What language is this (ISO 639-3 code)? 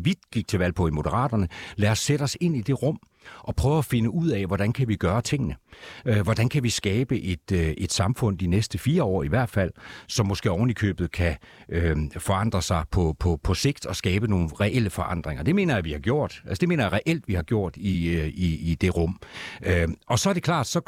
dan